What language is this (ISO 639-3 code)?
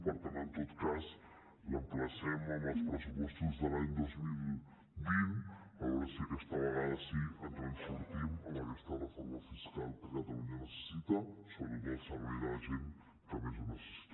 cat